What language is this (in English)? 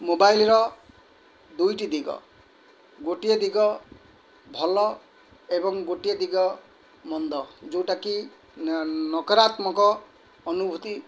Odia